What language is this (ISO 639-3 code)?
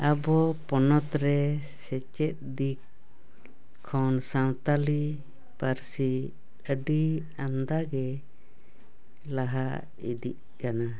sat